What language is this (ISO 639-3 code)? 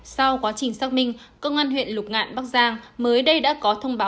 vie